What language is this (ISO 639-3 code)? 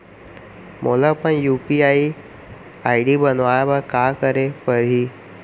hne